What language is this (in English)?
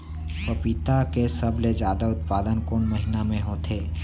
Chhattisgarhi